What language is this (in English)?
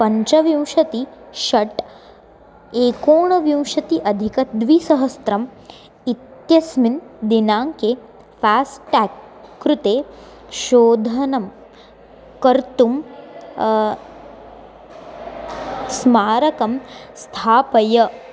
Sanskrit